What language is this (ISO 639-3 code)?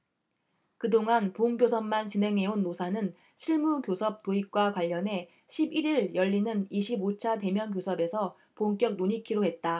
kor